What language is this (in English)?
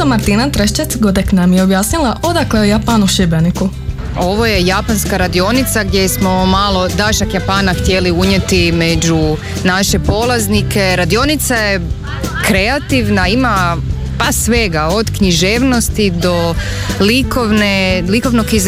Croatian